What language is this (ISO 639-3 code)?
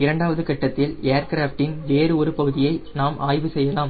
tam